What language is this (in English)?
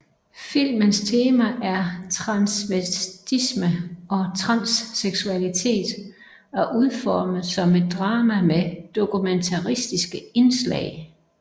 Danish